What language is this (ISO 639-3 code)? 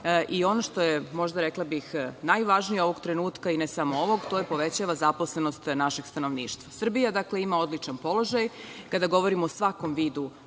srp